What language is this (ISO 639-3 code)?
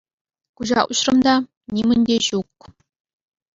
chv